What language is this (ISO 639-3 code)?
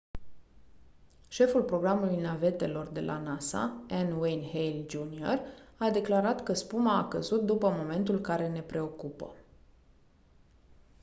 ron